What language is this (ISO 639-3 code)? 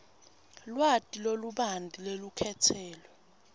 ssw